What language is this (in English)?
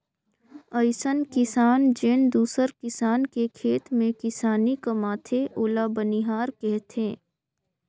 Chhattisgarhi